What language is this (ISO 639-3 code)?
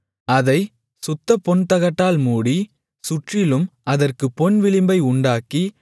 tam